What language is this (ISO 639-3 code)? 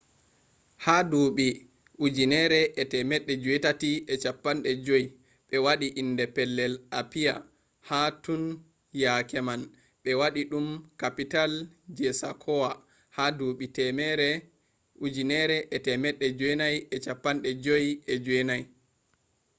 ful